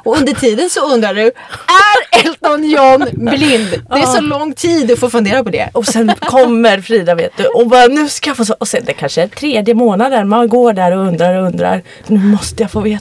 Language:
Swedish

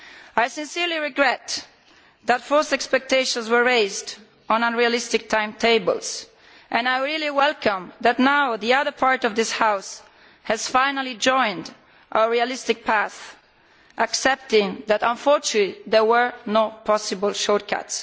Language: English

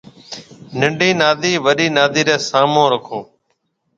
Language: Marwari (Pakistan)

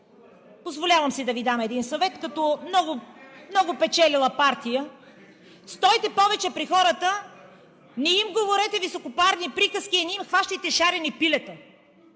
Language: Bulgarian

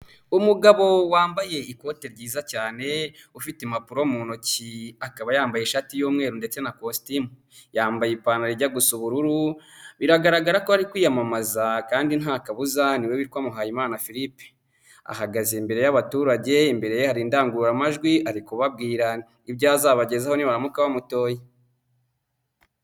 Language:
Kinyarwanda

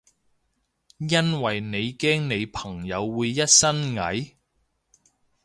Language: Cantonese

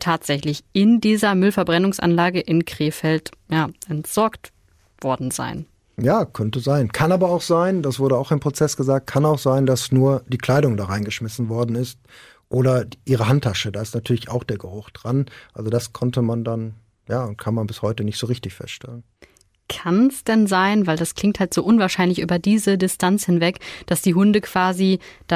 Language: German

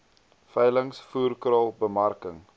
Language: Afrikaans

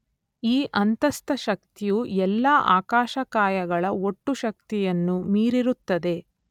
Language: Kannada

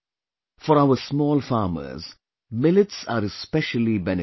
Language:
English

